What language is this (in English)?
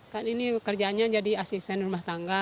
Indonesian